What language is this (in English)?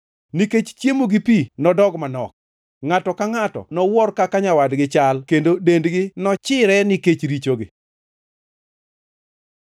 Luo (Kenya and Tanzania)